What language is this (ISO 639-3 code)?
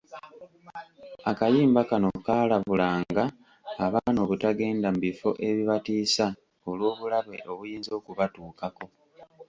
lug